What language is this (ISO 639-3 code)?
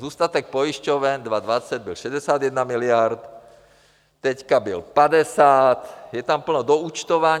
ces